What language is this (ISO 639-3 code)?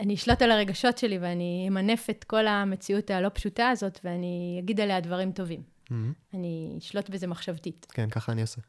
heb